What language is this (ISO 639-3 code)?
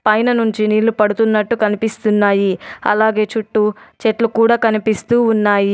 tel